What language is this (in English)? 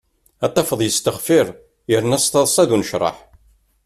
Kabyle